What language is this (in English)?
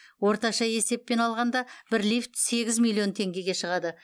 Kazakh